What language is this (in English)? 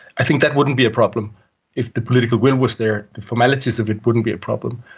English